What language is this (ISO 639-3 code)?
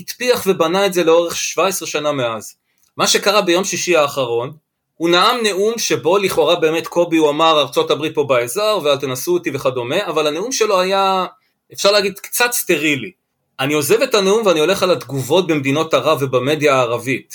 heb